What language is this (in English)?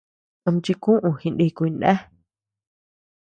Tepeuxila Cuicatec